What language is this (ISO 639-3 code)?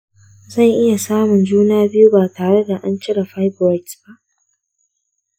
hau